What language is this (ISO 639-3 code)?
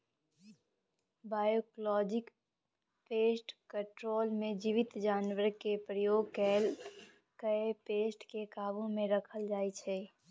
mai